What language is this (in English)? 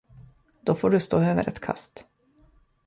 Swedish